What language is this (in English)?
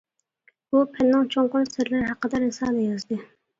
Uyghur